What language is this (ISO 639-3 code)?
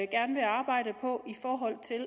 dan